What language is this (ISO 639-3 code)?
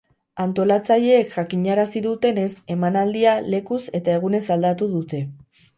eus